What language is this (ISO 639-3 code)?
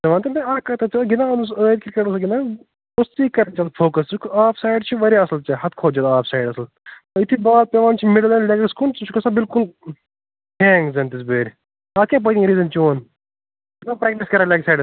kas